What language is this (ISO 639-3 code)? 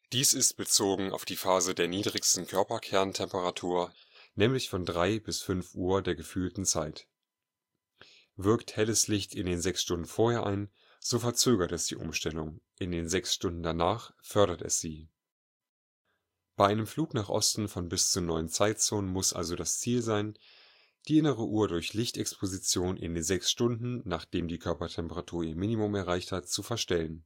deu